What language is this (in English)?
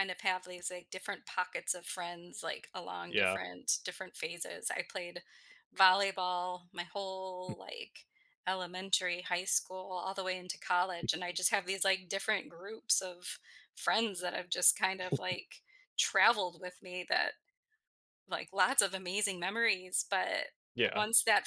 English